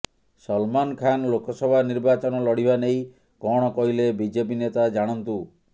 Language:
Odia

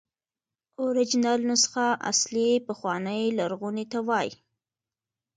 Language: Pashto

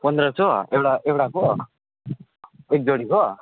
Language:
Nepali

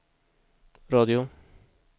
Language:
Swedish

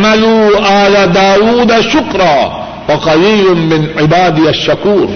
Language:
Urdu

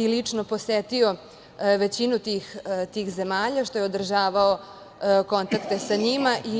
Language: Serbian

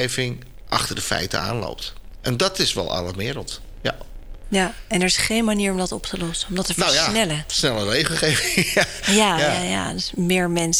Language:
Dutch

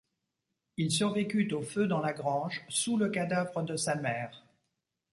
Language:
French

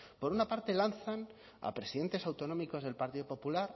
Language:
Spanish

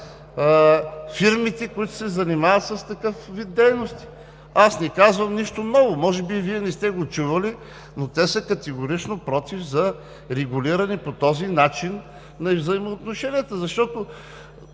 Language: Bulgarian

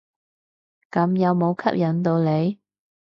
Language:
Cantonese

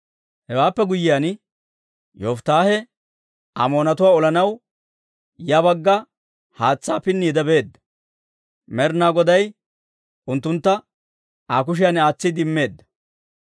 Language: Dawro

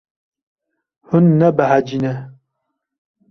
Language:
Kurdish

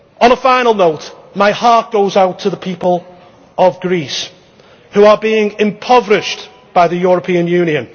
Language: English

